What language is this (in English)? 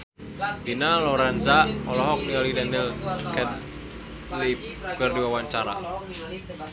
Sundanese